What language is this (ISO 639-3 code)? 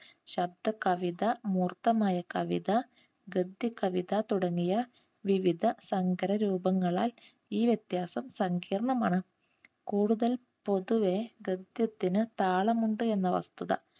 mal